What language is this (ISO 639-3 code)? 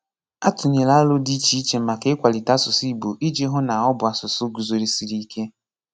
ibo